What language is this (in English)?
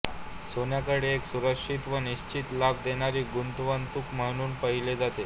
Marathi